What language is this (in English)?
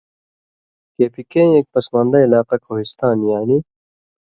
Indus Kohistani